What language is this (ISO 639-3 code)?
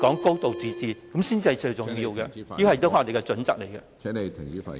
yue